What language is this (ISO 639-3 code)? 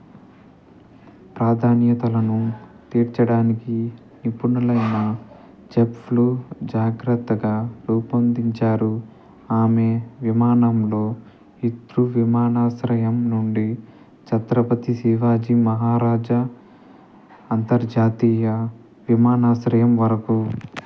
tel